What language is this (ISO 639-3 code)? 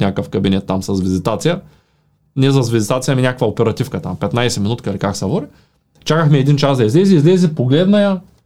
bul